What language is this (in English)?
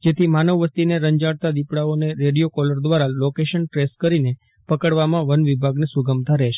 Gujarati